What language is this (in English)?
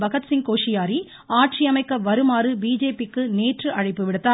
Tamil